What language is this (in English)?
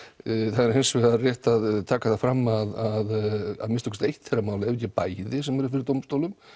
Icelandic